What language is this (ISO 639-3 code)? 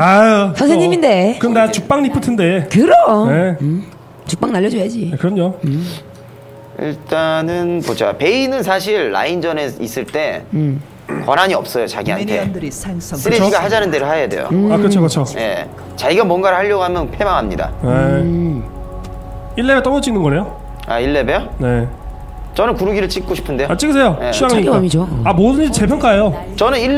kor